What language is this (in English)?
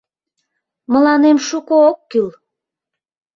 Mari